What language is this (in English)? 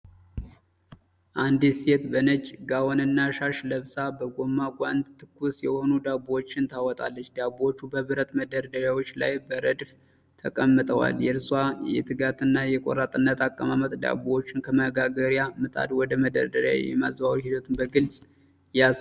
Amharic